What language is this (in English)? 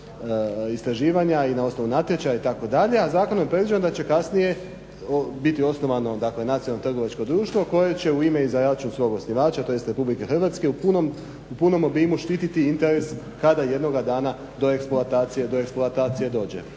Croatian